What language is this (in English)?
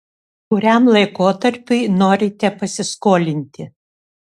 Lithuanian